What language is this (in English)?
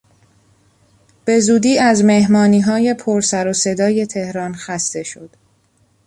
Persian